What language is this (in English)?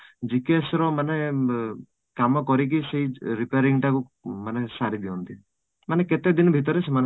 Odia